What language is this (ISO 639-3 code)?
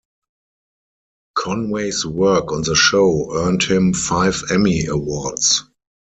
eng